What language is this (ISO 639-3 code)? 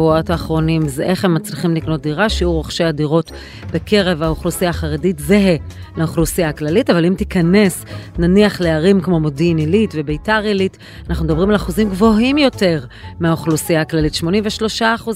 heb